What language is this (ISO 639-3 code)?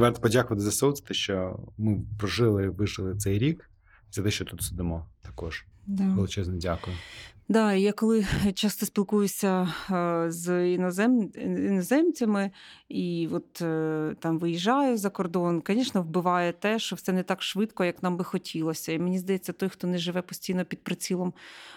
ukr